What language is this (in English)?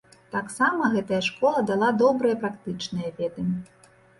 Belarusian